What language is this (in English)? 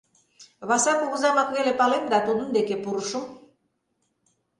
Mari